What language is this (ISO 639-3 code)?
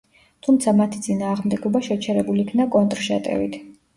kat